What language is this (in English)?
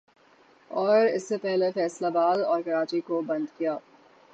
Urdu